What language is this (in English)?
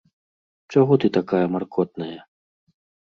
Belarusian